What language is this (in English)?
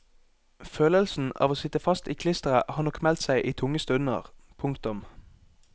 Norwegian